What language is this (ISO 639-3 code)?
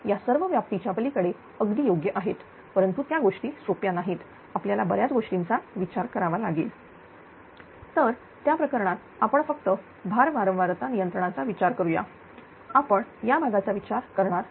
mar